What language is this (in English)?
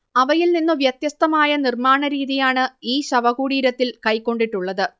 Malayalam